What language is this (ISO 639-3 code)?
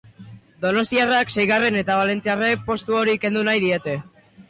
eus